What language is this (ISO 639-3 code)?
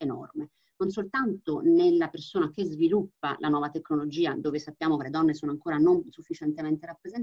ita